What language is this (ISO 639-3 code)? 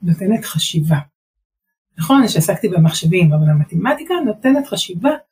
heb